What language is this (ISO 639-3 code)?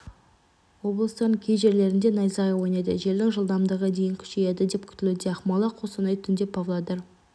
kaz